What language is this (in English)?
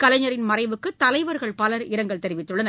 Tamil